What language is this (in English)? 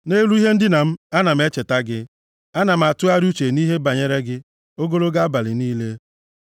Igbo